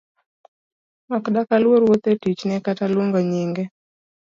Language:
Luo (Kenya and Tanzania)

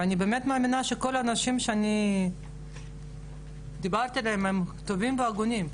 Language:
Hebrew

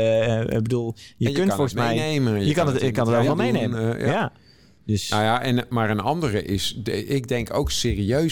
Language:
Dutch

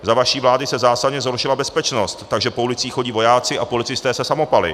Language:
Czech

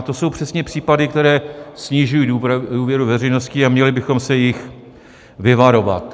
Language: Czech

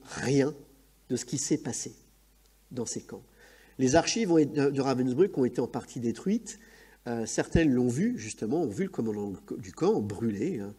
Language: French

